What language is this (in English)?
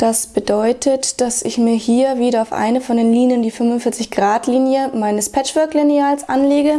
German